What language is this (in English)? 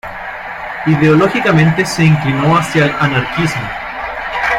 Spanish